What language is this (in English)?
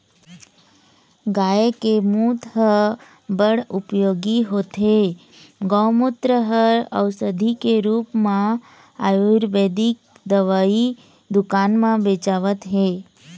Chhattisgarhi